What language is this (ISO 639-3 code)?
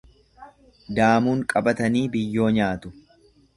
orm